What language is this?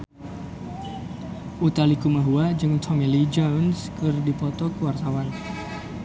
Sundanese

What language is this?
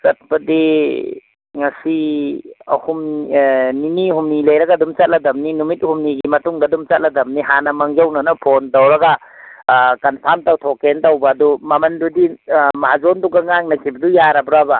Manipuri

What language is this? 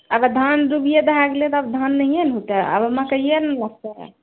Maithili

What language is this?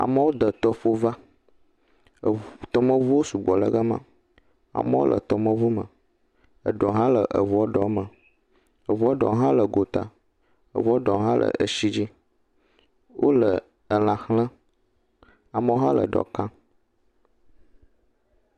Ewe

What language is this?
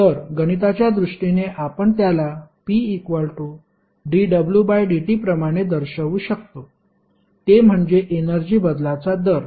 Marathi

